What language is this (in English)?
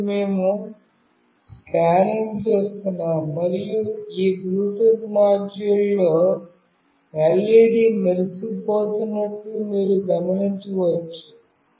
Telugu